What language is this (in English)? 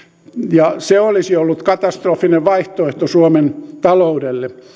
Finnish